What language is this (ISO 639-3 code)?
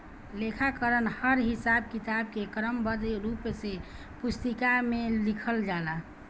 bho